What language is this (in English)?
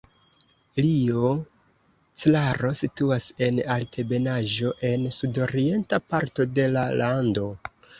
Esperanto